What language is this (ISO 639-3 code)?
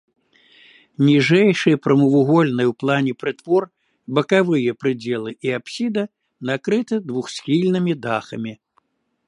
bel